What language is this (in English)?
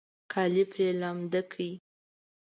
Pashto